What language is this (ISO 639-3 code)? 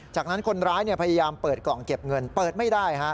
tha